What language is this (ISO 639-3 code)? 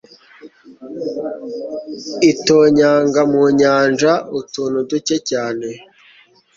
kin